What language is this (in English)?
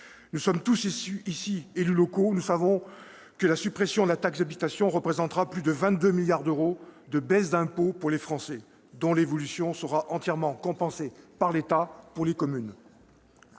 French